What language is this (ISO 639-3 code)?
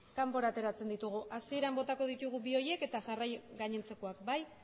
eus